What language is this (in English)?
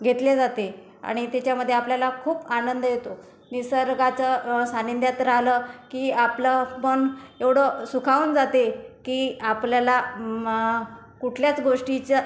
Marathi